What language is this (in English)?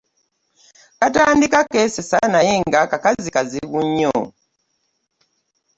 Ganda